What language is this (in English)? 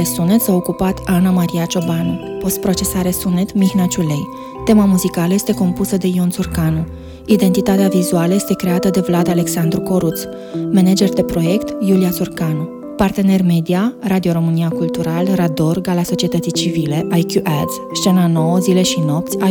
Romanian